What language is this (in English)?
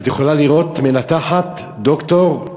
Hebrew